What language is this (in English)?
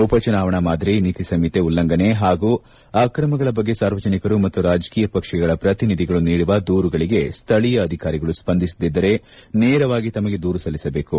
Kannada